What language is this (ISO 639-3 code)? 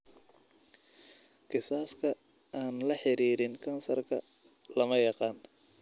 som